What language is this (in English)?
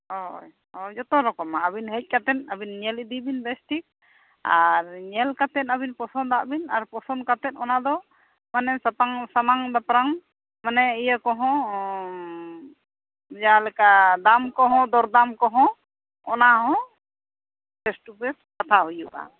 Santali